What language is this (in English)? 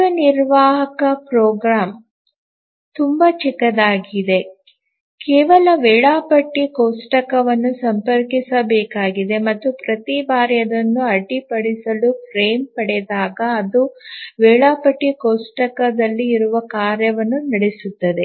Kannada